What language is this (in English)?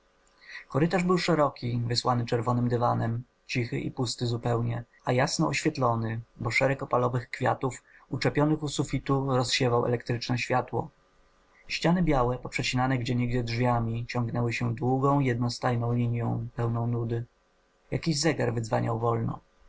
Polish